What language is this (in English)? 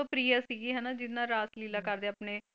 Punjabi